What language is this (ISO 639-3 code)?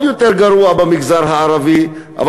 heb